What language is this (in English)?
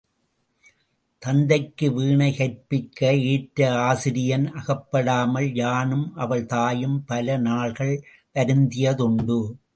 Tamil